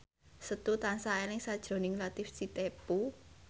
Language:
Javanese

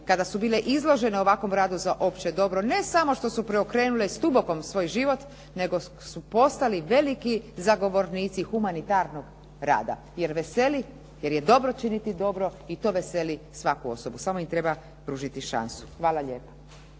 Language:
Croatian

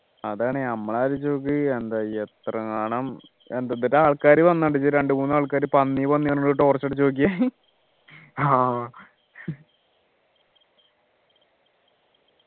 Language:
Malayalam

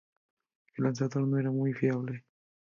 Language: Spanish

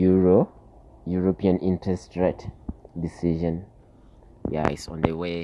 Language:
English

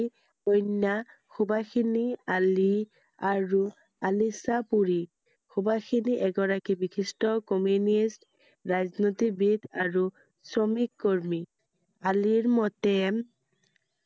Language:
Assamese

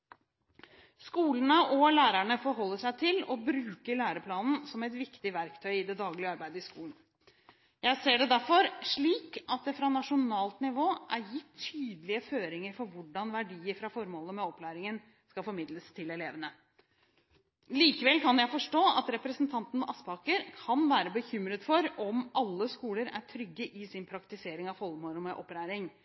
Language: Norwegian Bokmål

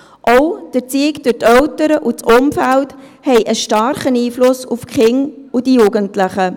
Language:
Swiss German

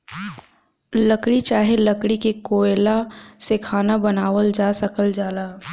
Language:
Bhojpuri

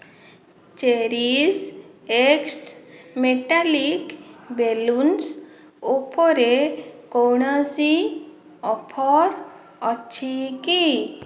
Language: Odia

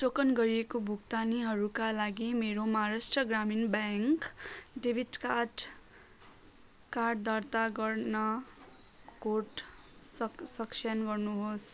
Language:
Nepali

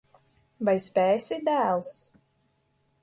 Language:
Latvian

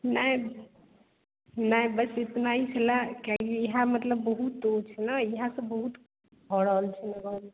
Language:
Maithili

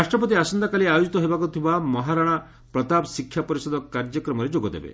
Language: Odia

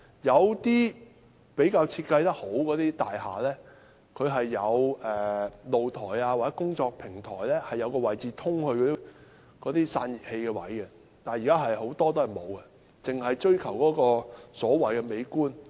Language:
Cantonese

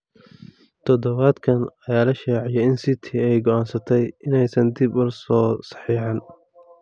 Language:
Somali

